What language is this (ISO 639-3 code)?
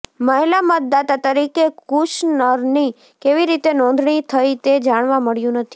guj